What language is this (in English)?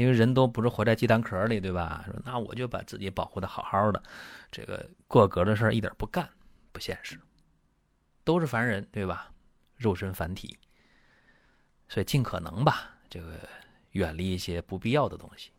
Chinese